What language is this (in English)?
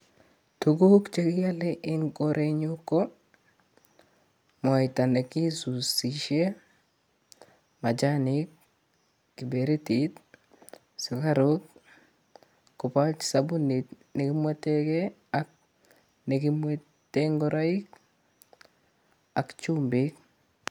Kalenjin